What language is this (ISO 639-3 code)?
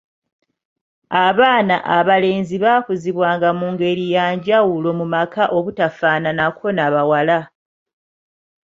lug